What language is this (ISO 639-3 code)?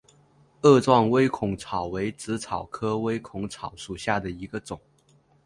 zho